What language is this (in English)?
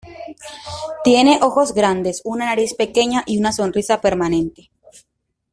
Spanish